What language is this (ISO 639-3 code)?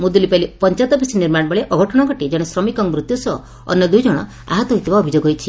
ori